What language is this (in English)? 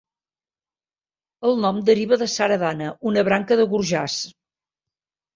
Catalan